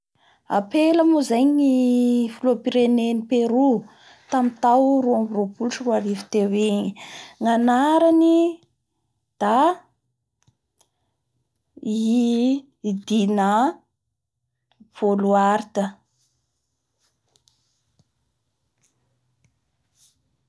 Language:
Bara Malagasy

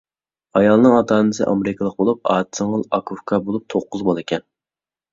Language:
Uyghur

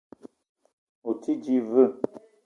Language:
Eton (Cameroon)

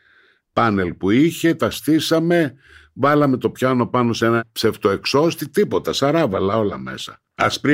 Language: Greek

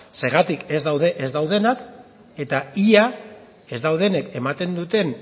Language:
Basque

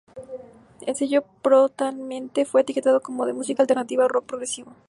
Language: Spanish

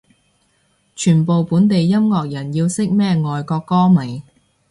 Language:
Cantonese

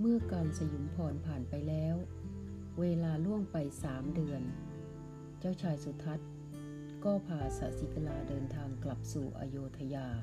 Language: Thai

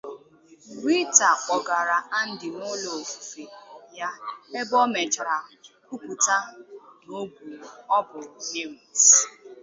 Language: Igbo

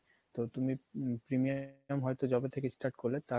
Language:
Bangla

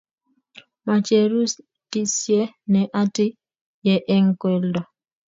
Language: Kalenjin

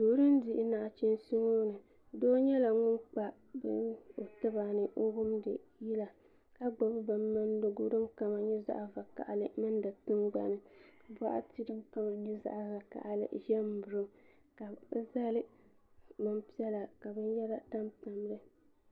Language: Dagbani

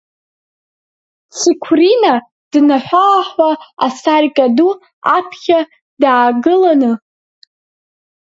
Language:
Abkhazian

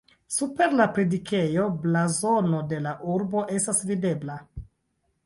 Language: Esperanto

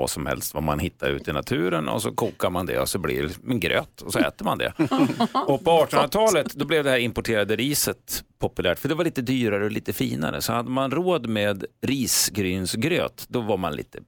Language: Swedish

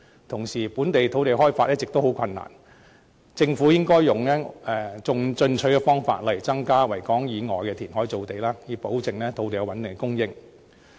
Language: Cantonese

